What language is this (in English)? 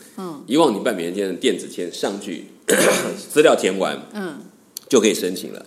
Chinese